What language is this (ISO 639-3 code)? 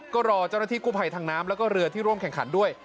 tha